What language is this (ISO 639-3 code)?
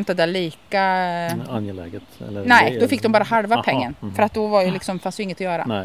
swe